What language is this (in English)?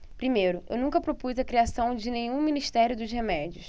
Portuguese